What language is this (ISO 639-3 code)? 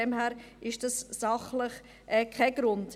gsw